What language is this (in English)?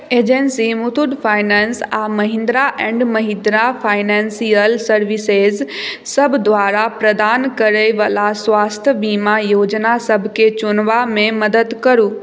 Maithili